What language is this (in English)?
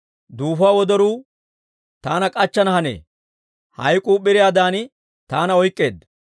Dawro